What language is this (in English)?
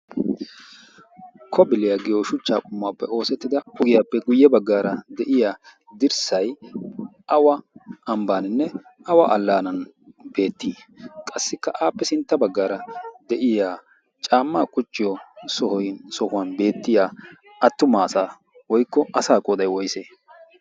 Wolaytta